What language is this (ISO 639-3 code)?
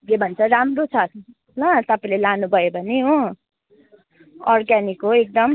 nep